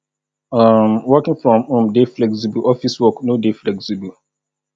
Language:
Nigerian Pidgin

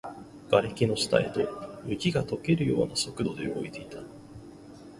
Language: Japanese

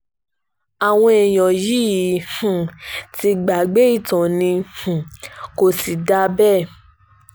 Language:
Yoruba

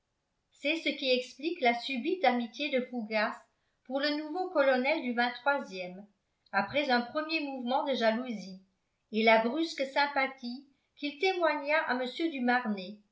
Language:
French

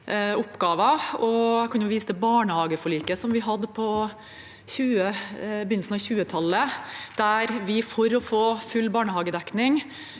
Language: Norwegian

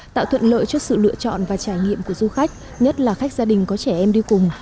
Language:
Vietnamese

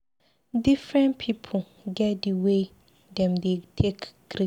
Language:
Nigerian Pidgin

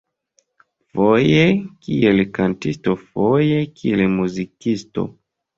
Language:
Esperanto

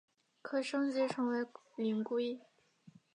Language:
Chinese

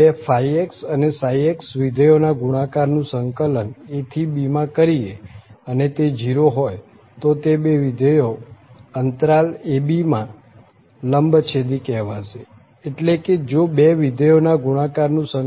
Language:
Gujarati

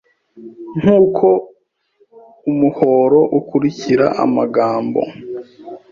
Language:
Kinyarwanda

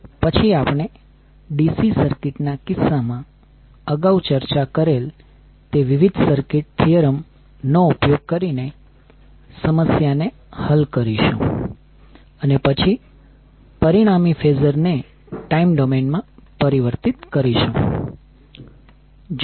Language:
Gujarati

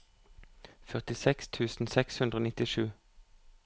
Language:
Norwegian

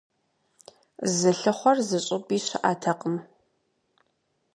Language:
Kabardian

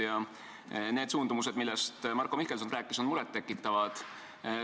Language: Estonian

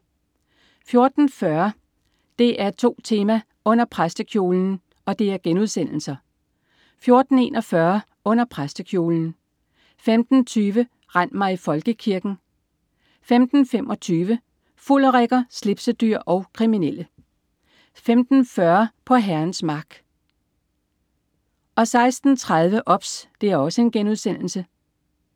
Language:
Danish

